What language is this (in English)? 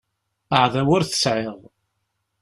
Kabyle